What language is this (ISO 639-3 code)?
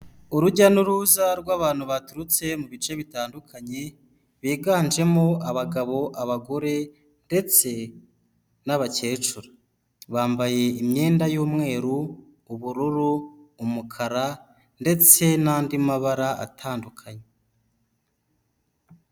kin